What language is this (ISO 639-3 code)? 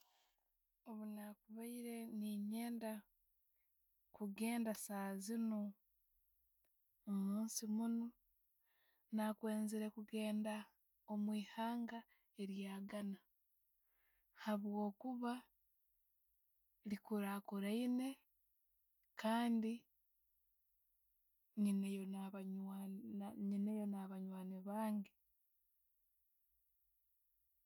ttj